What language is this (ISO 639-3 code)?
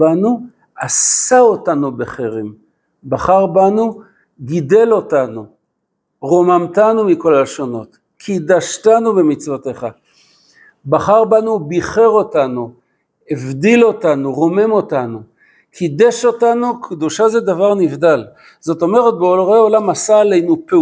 heb